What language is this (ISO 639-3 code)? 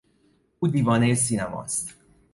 fas